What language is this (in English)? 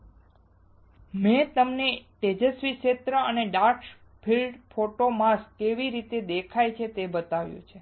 Gujarati